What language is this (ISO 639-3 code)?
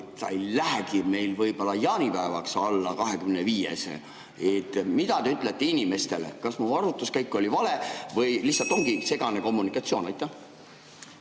est